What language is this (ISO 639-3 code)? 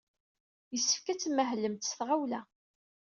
kab